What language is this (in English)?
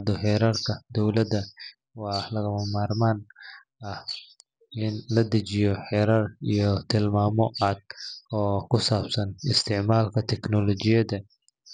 Somali